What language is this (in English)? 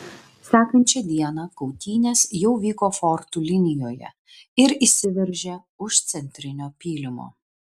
Lithuanian